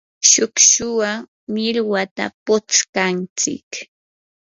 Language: Yanahuanca Pasco Quechua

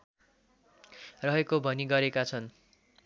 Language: Nepali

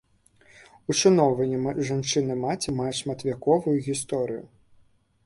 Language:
Belarusian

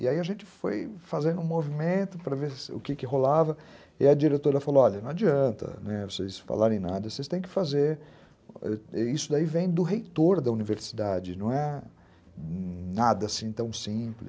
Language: Portuguese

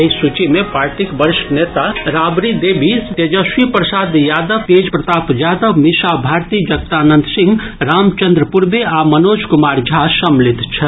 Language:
Maithili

